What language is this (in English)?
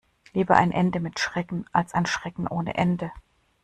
German